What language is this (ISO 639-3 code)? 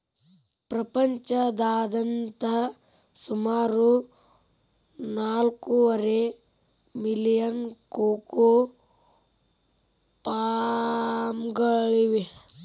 kan